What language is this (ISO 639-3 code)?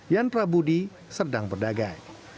ind